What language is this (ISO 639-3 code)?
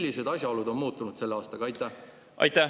est